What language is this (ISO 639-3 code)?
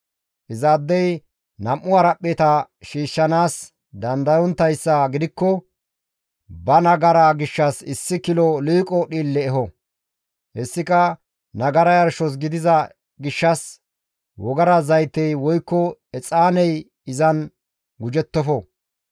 gmv